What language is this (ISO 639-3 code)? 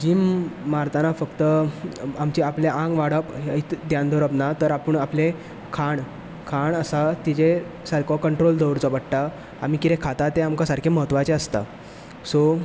kok